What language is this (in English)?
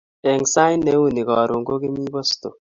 Kalenjin